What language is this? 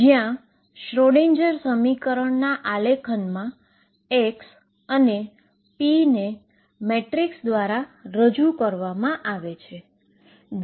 Gujarati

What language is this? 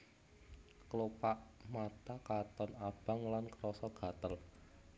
Javanese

